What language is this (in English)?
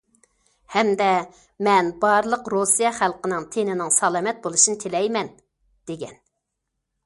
Uyghur